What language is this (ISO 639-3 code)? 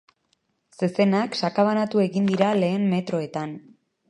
eus